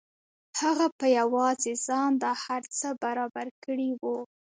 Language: Pashto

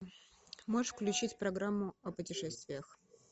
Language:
Russian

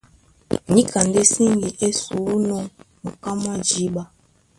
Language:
Duala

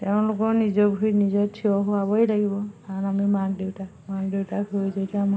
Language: Assamese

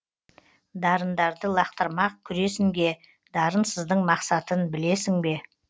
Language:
Kazakh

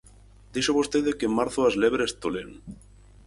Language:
Galician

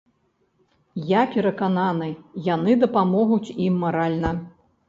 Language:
Belarusian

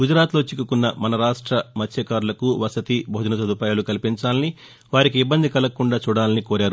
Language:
Telugu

